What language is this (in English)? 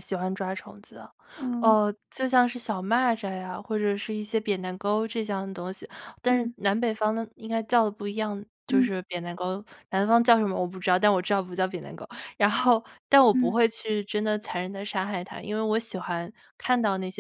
Chinese